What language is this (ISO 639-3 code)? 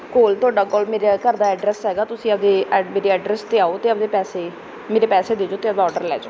pan